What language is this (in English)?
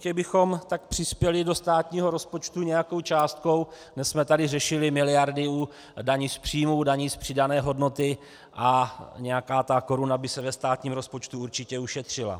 Czech